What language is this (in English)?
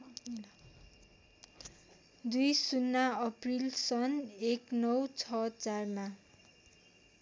Nepali